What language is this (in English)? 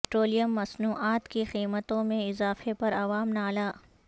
Urdu